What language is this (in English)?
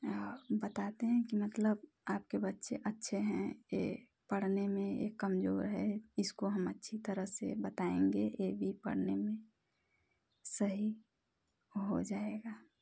Hindi